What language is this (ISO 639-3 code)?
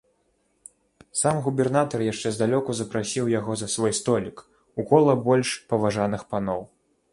bel